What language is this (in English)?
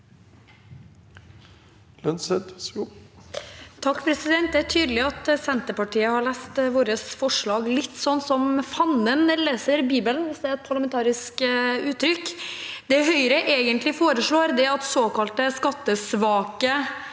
Norwegian